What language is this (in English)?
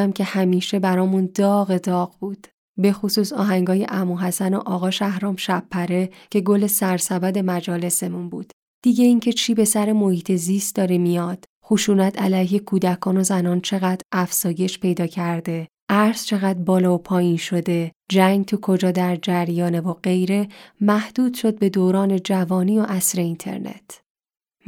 Persian